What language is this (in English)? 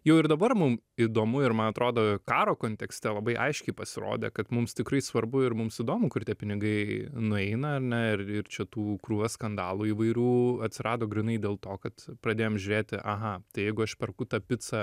Lithuanian